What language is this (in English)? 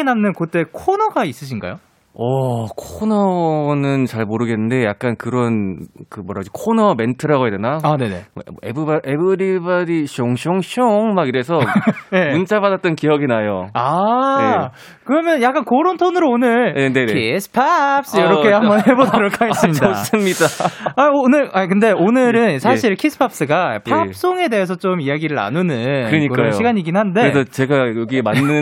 Korean